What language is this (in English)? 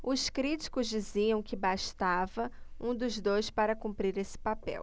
Portuguese